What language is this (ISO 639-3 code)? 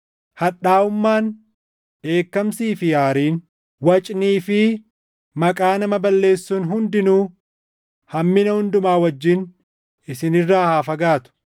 orm